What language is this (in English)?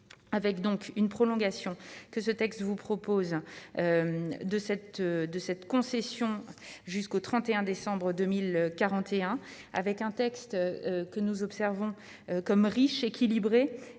French